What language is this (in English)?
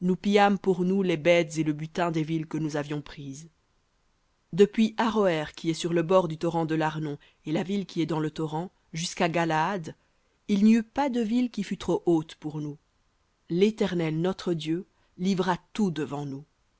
French